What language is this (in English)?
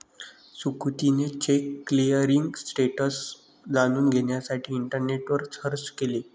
Marathi